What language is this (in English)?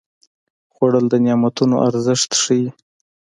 Pashto